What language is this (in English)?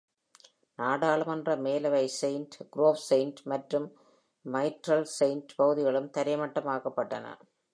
Tamil